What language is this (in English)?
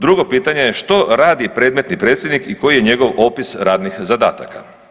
Croatian